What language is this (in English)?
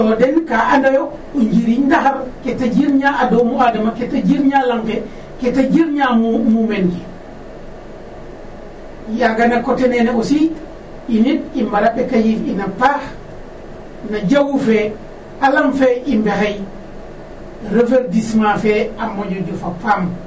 Serer